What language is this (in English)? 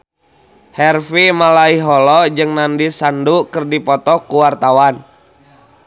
Sundanese